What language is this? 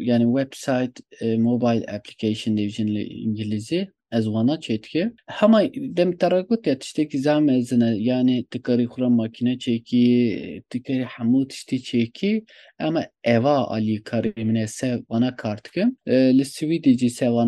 Turkish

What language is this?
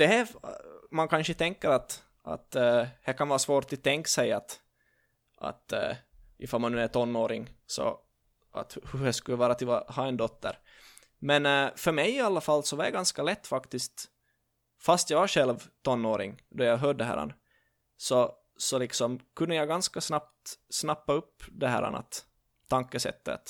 Swedish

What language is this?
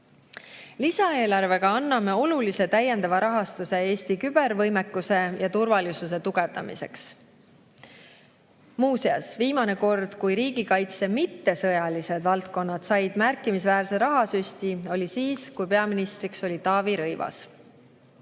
Estonian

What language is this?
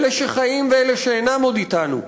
Hebrew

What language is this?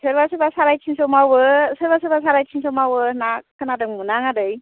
Bodo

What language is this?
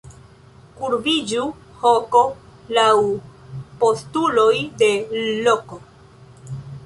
Esperanto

